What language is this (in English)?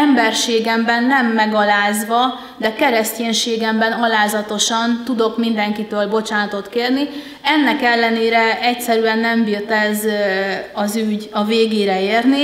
Hungarian